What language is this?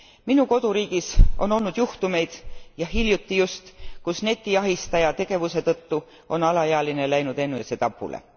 Estonian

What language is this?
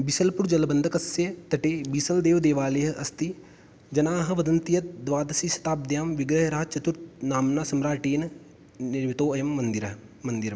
Sanskrit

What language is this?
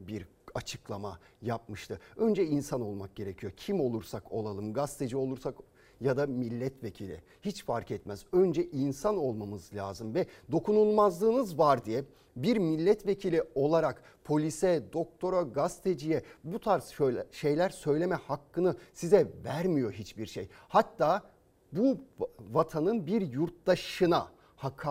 Turkish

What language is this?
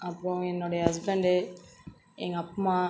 Tamil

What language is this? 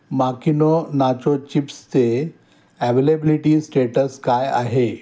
Marathi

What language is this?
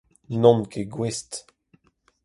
Breton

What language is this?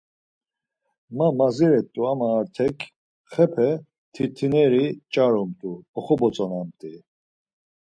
Laz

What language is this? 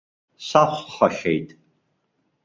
Abkhazian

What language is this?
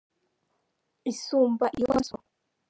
Kinyarwanda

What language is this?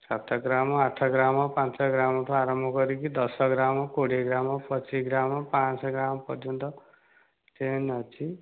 Odia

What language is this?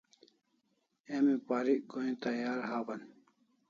Kalasha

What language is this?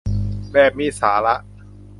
Thai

